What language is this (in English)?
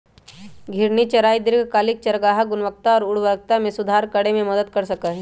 Magahi